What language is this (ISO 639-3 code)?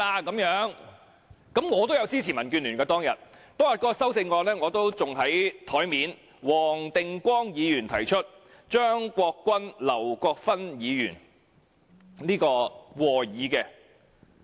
yue